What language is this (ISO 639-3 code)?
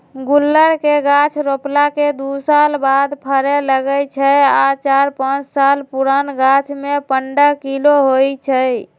mag